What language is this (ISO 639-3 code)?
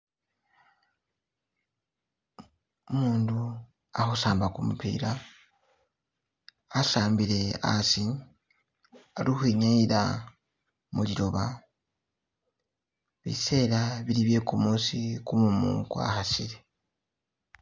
myx